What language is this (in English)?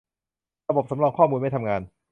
Thai